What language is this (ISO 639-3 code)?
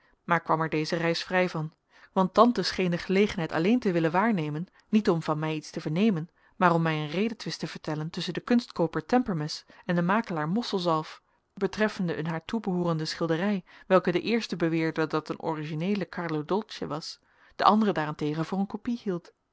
nld